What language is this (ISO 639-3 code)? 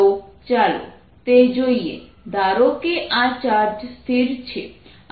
guj